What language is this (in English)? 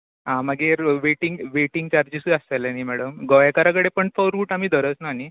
Konkani